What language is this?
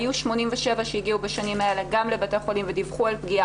Hebrew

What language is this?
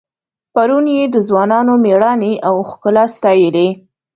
Pashto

